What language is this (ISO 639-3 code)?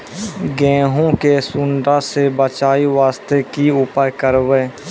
mai